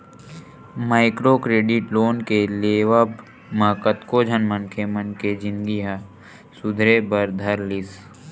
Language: Chhattisgarhi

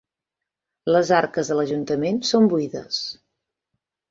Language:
Catalan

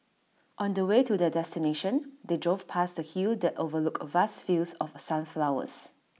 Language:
English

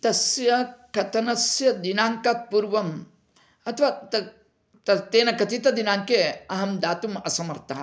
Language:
Sanskrit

